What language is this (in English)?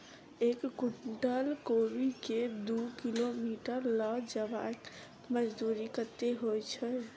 Maithili